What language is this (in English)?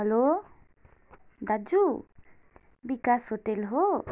Nepali